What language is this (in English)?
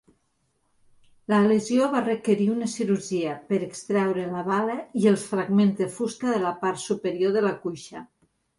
Catalan